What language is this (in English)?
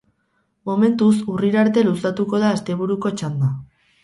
Basque